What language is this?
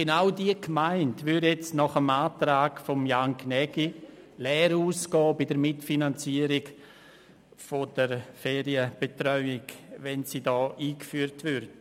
Swiss German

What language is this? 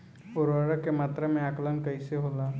Bhojpuri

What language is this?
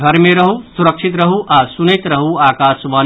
Maithili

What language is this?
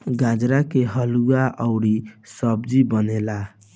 Bhojpuri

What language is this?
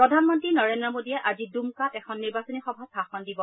Assamese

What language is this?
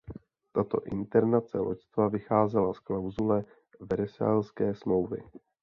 Czech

